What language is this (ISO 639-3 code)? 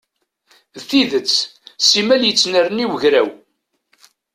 kab